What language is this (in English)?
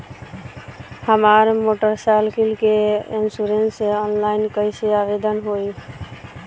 Bhojpuri